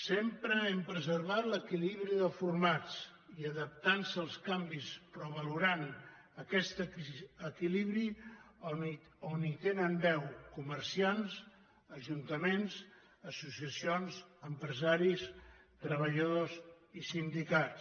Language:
Catalan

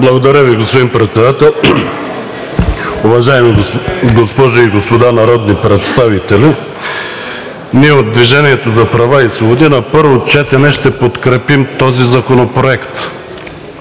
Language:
Bulgarian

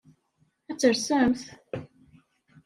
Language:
Kabyle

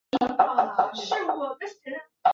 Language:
Chinese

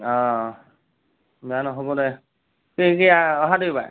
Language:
Assamese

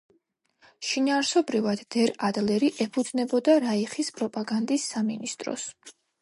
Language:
Georgian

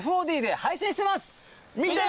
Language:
Japanese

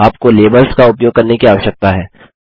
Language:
Hindi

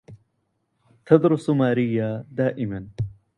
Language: Arabic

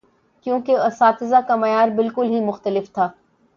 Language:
Urdu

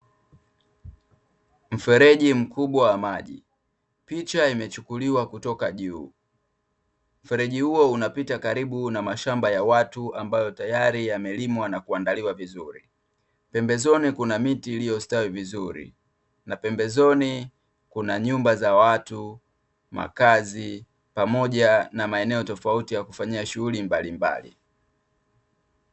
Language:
Swahili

